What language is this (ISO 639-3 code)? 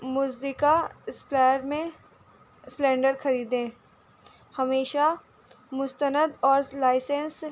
urd